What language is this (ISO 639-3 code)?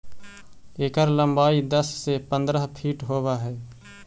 mag